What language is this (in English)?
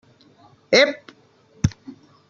Catalan